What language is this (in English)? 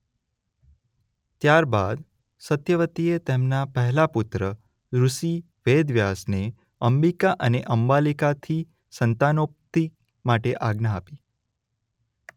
Gujarati